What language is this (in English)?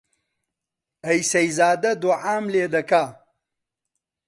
Central Kurdish